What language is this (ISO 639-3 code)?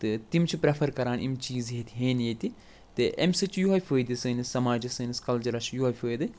kas